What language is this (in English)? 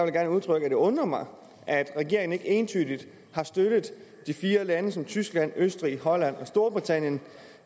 Danish